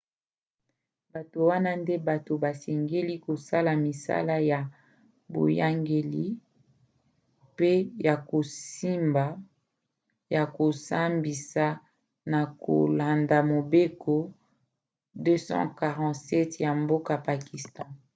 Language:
Lingala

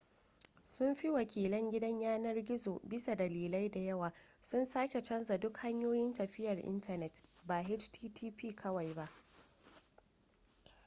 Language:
Hausa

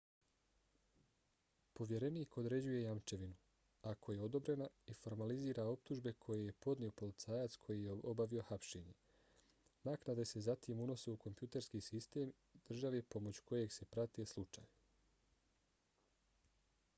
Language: Bosnian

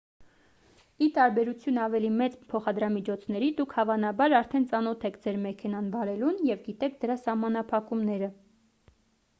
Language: Armenian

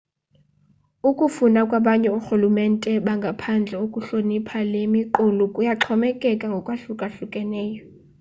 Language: Xhosa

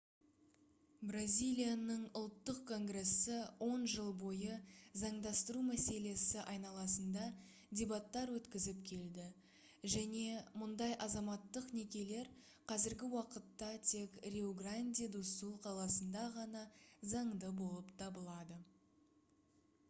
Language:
Kazakh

